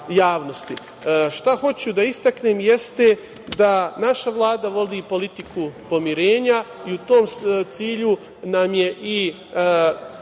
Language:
Serbian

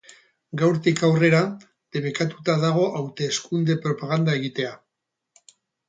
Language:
Basque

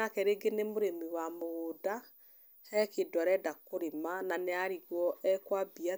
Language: Kikuyu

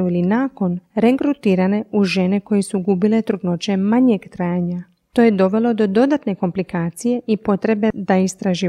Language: Croatian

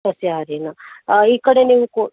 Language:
Kannada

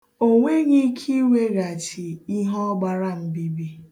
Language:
Igbo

